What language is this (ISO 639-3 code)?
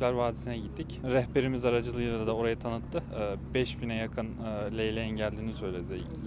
tur